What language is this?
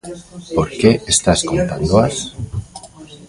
Galician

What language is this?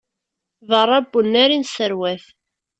Kabyle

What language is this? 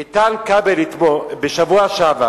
Hebrew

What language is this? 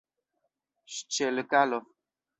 Esperanto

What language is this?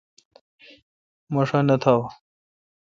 Kalkoti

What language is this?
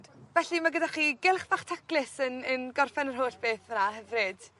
Welsh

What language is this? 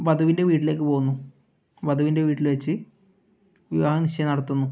Malayalam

